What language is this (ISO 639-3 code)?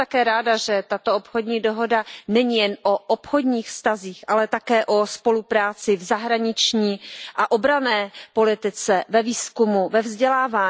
ces